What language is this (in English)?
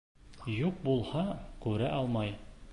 Bashkir